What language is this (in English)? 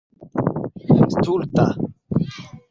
Esperanto